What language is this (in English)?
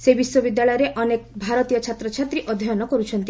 Odia